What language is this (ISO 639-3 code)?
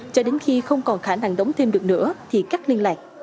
vie